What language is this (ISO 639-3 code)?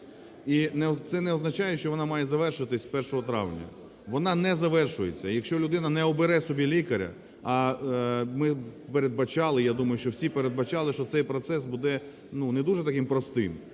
ukr